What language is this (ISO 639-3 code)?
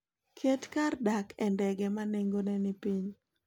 luo